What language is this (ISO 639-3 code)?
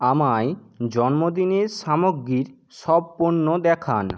ben